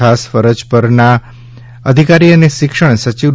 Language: Gujarati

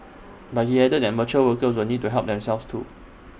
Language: English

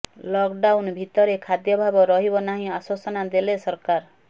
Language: Odia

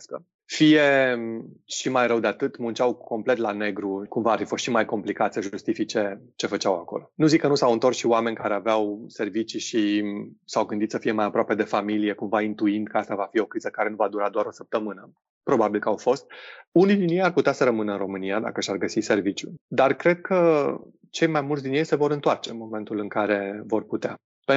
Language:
Romanian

